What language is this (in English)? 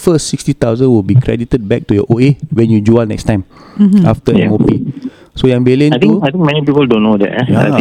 Malay